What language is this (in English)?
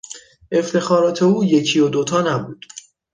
Persian